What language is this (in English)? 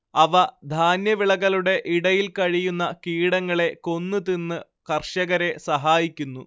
Malayalam